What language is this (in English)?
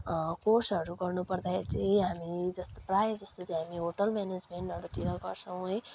Nepali